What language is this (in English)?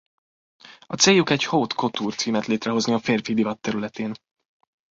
Hungarian